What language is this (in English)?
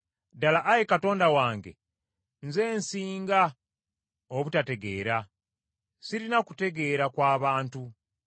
Ganda